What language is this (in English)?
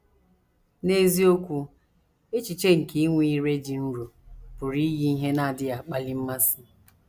Igbo